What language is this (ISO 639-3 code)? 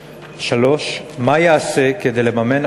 heb